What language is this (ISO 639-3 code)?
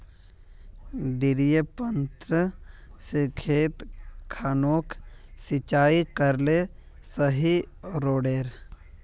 mag